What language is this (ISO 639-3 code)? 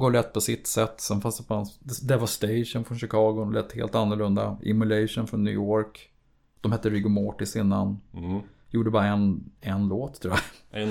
swe